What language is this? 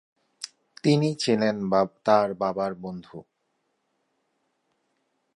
Bangla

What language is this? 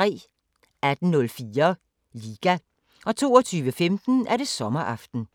Danish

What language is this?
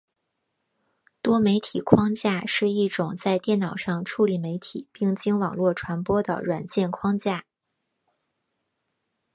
Chinese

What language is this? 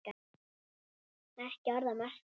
Icelandic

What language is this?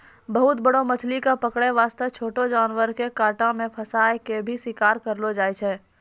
Maithili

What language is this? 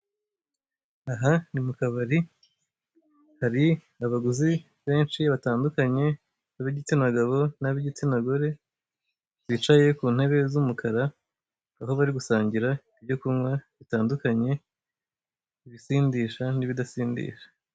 Kinyarwanda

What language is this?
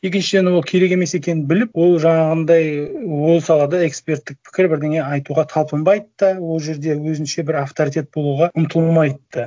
Kazakh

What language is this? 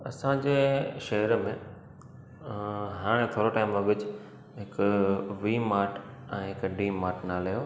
Sindhi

